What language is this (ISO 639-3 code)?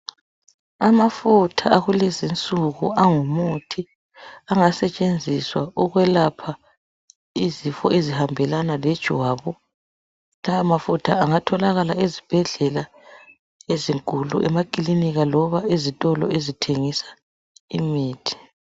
nde